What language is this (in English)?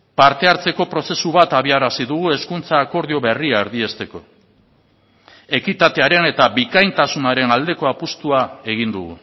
Basque